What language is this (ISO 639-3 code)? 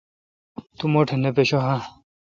xka